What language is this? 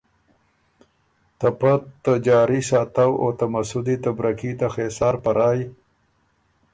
Ormuri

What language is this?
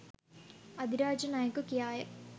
Sinhala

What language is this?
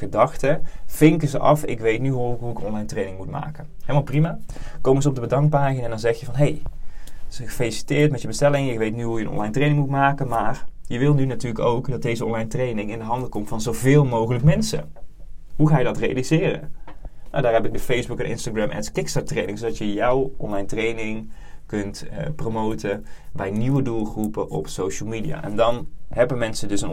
Dutch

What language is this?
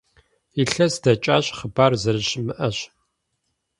Kabardian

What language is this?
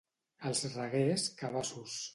Catalan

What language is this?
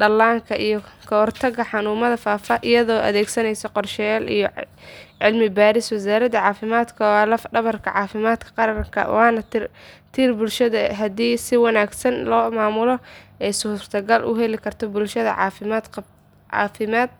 Somali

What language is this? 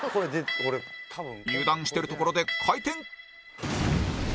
Japanese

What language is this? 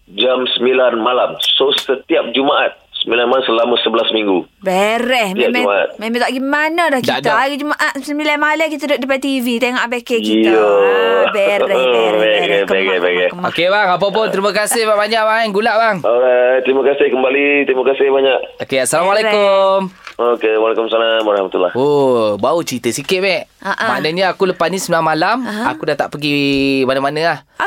Malay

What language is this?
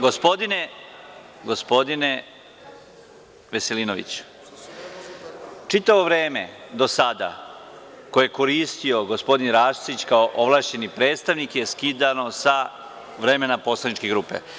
Serbian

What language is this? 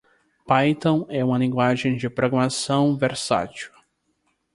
Portuguese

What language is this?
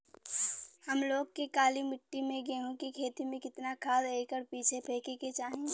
Bhojpuri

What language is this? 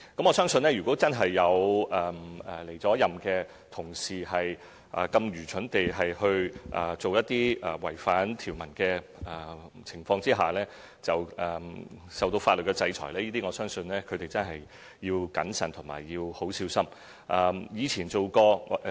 Cantonese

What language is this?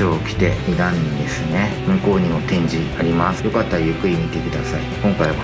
Japanese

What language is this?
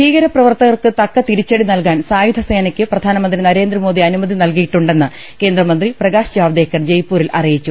Malayalam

